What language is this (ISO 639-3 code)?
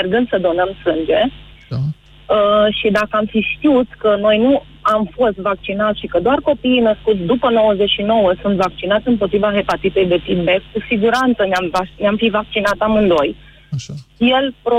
ron